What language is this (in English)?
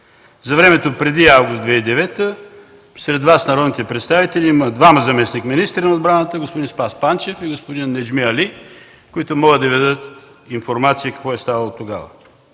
Bulgarian